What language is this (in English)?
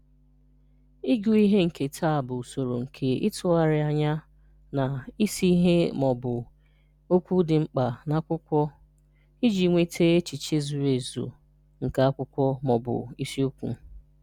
Igbo